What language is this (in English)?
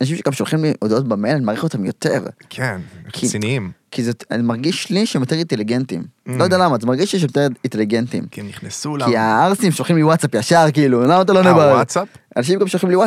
Hebrew